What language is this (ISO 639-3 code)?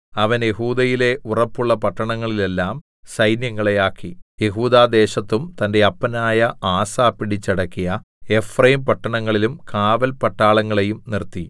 mal